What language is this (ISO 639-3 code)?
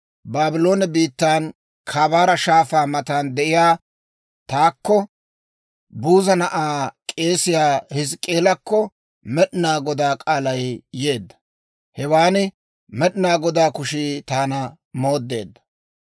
dwr